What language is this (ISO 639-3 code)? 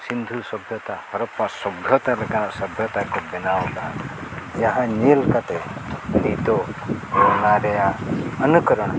sat